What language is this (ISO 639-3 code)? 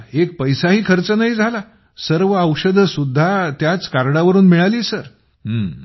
mar